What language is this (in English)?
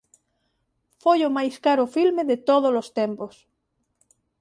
Galician